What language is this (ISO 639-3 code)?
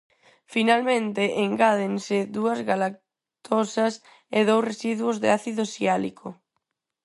glg